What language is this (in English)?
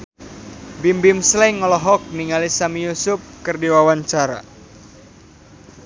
Sundanese